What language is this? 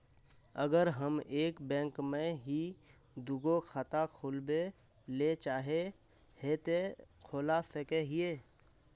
Magahi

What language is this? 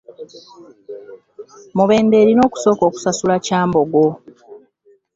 Ganda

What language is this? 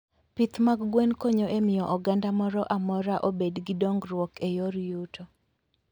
Luo (Kenya and Tanzania)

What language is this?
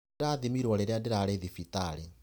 Kikuyu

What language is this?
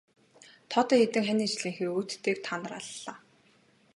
Mongolian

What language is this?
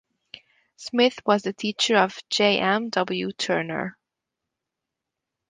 English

